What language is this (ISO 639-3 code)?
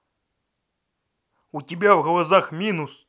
rus